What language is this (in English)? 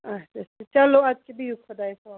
Kashmiri